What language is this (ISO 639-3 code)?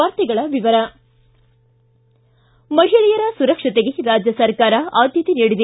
kan